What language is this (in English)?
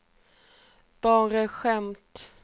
Swedish